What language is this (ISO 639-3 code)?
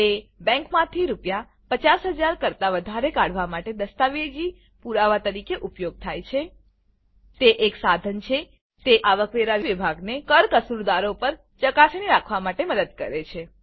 guj